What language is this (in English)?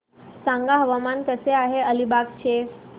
Marathi